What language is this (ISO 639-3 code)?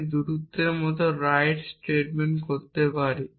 ben